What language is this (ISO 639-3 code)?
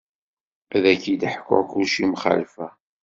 kab